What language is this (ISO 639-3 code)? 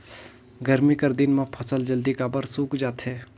hne